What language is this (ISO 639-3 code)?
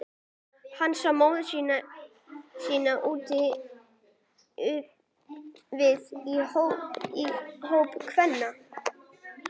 isl